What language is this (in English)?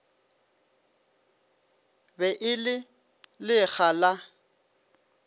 Northern Sotho